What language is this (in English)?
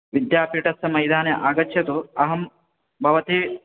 Sanskrit